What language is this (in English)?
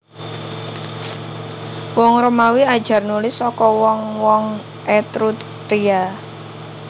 Javanese